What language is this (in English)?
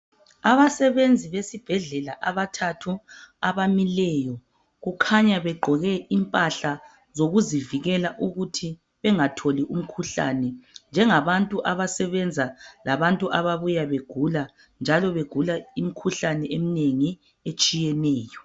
North Ndebele